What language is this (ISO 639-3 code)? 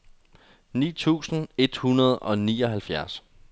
dan